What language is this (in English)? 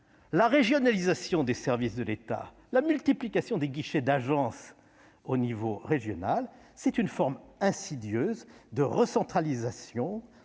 French